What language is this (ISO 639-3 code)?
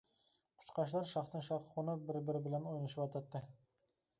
uig